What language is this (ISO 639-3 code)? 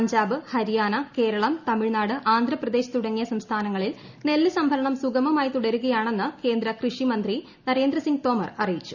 mal